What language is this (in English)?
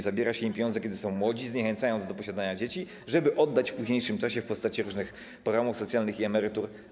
Polish